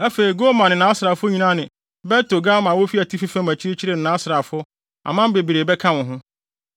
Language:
Akan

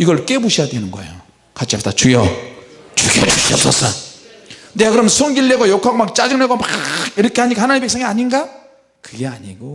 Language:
Korean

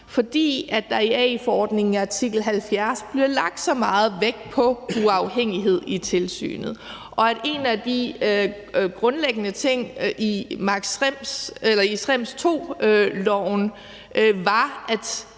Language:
Danish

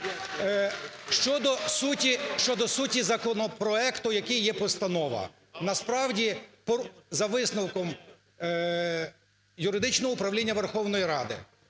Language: Ukrainian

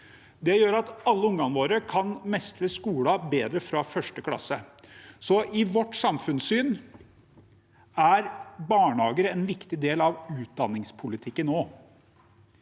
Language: Norwegian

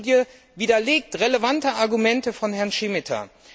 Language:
German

